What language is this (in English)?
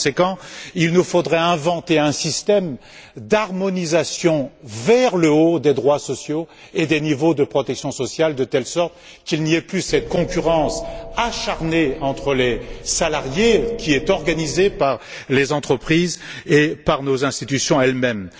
French